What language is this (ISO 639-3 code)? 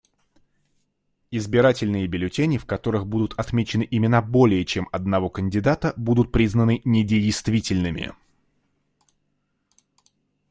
rus